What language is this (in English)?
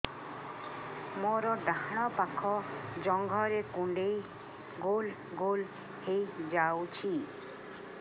Odia